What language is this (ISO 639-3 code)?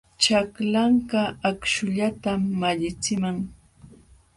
qxw